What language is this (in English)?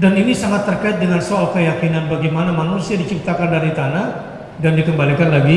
Indonesian